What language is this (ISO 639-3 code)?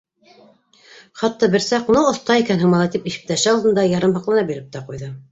bak